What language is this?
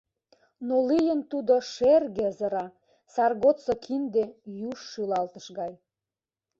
Mari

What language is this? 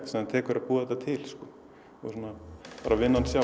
Icelandic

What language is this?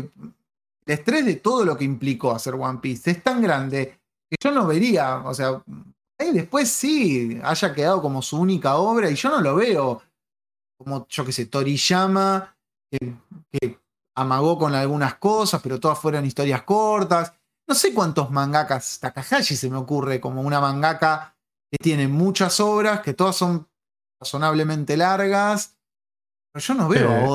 Spanish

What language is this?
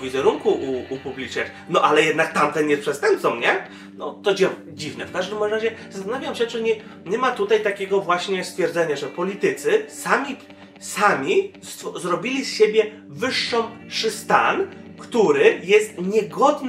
Polish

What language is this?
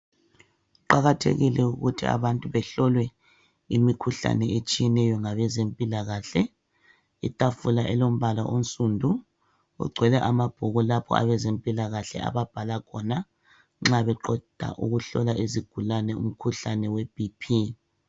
North Ndebele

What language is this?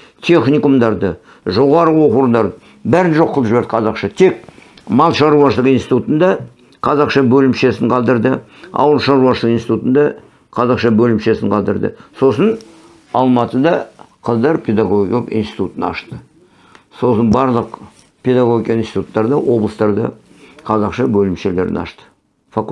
Turkish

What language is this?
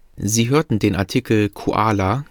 German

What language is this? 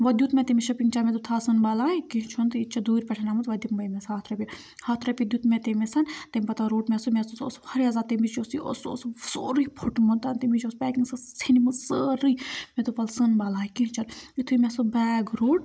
Kashmiri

